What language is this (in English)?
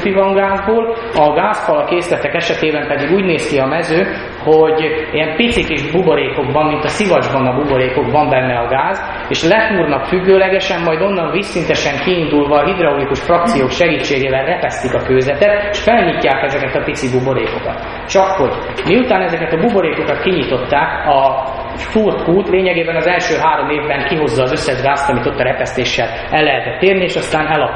Hungarian